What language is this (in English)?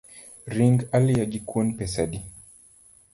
Luo (Kenya and Tanzania)